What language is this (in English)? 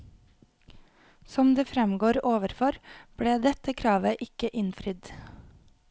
Norwegian